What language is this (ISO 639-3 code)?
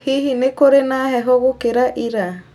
kik